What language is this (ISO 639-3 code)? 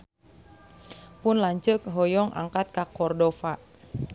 sun